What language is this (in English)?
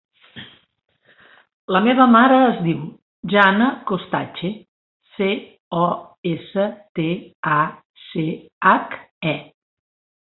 Catalan